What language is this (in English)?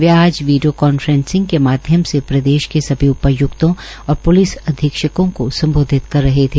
Hindi